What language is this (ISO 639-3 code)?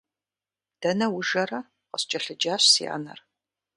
kbd